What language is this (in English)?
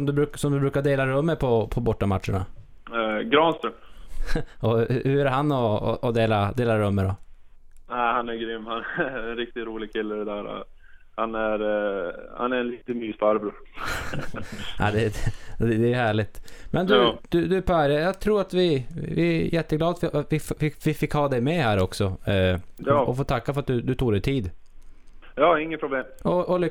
Swedish